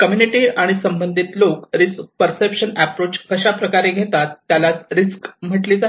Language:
Marathi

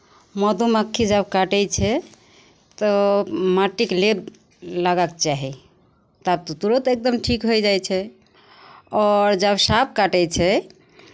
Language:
Maithili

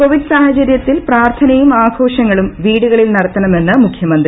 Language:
Malayalam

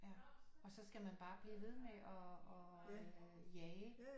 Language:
Danish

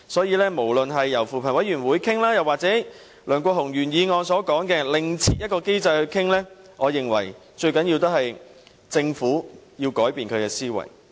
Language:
Cantonese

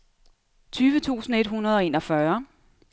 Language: Danish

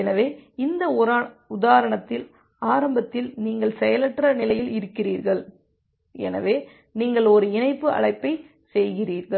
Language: Tamil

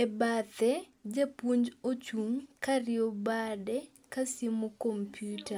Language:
Luo (Kenya and Tanzania)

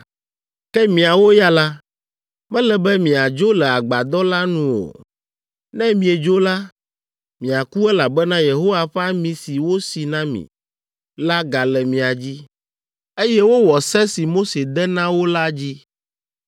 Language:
Ewe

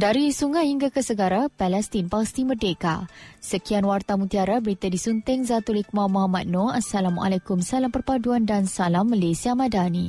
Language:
Malay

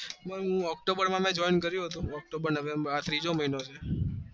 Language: Gujarati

